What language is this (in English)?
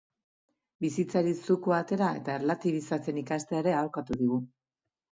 Basque